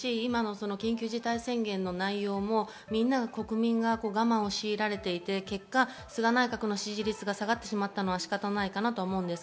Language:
Japanese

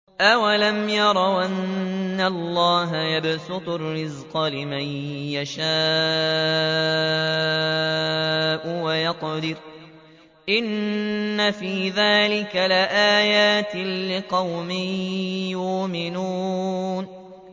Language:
Arabic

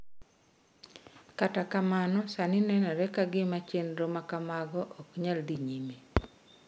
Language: Luo (Kenya and Tanzania)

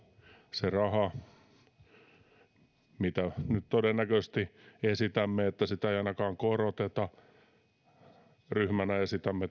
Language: Finnish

